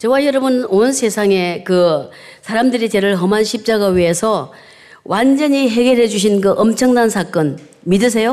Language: Korean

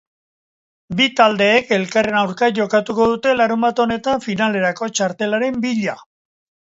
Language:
Basque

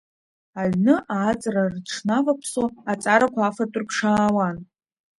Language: Abkhazian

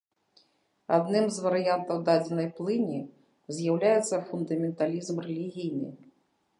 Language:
Belarusian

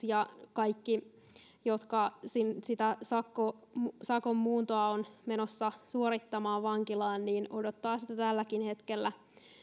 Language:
Finnish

